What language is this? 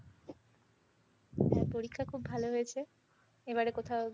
Bangla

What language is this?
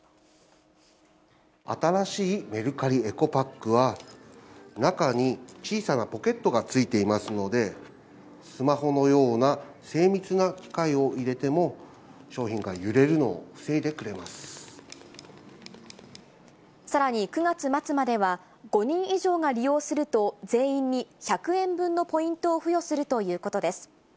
Japanese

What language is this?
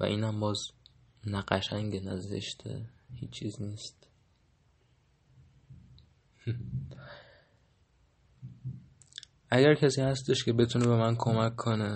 Persian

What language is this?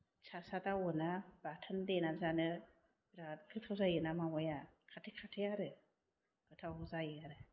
Bodo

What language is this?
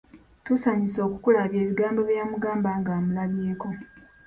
Ganda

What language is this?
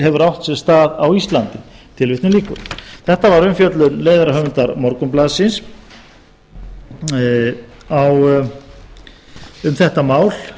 Icelandic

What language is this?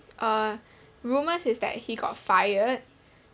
English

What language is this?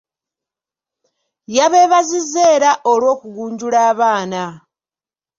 Ganda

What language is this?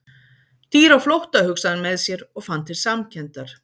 Icelandic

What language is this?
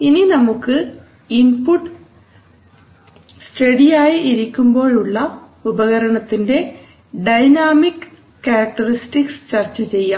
Malayalam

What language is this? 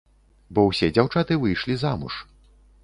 Belarusian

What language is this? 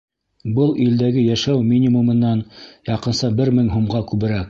Bashkir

